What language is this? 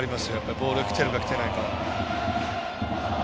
Japanese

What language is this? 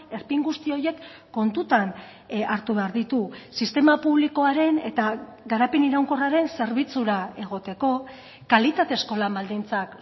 Basque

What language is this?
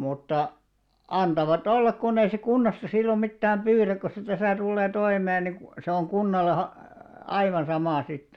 Finnish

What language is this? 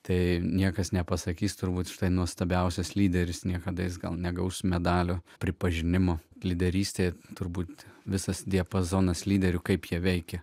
Lithuanian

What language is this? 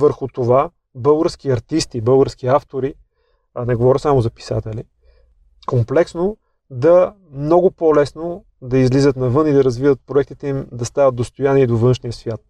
Bulgarian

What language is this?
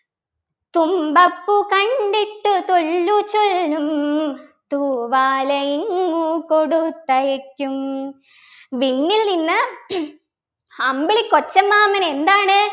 Malayalam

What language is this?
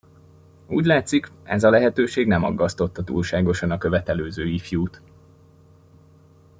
Hungarian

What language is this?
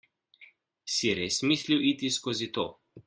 Slovenian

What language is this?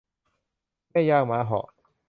Thai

